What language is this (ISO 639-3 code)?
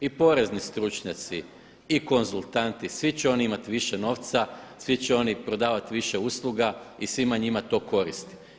hrv